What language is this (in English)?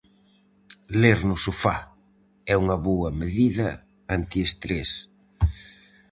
Galician